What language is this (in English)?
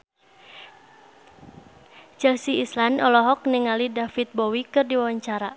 Sundanese